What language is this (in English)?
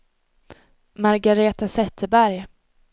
Swedish